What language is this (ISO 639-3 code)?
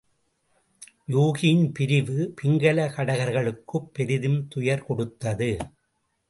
tam